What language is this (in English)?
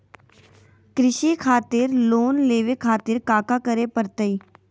Magahi